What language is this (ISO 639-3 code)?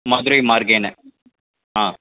san